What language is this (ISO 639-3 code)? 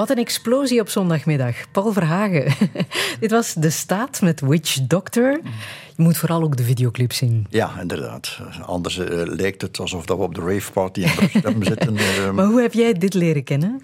nld